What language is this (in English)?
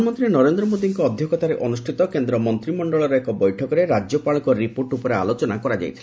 Odia